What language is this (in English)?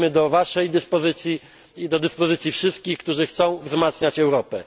Polish